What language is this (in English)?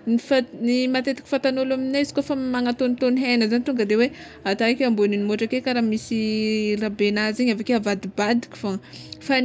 Tsimihety Malagasy